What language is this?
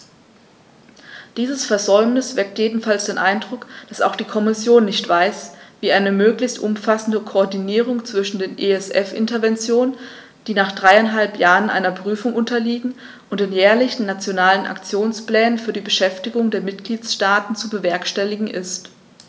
German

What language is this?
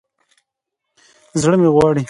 Pashto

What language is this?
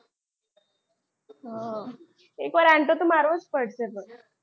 Gujarati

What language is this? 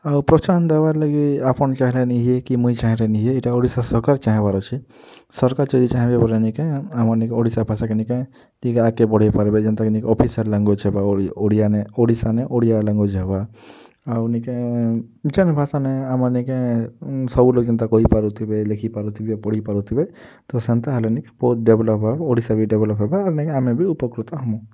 Odia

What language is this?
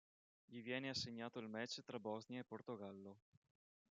Italian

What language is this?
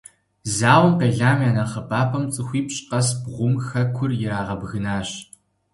Kabardian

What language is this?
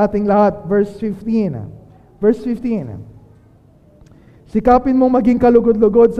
Filipino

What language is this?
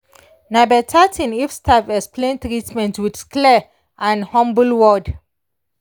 Nigerian Pidgin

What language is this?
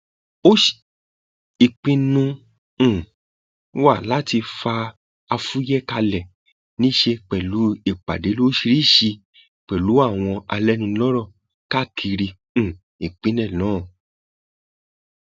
Yoruba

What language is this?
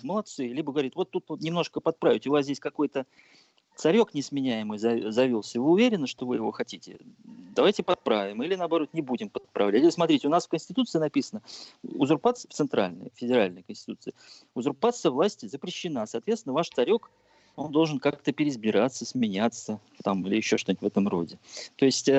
Russian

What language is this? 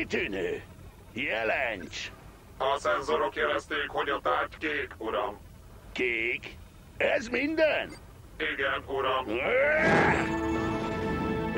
Hungarian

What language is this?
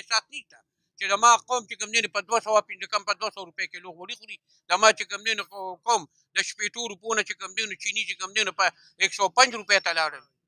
Romanian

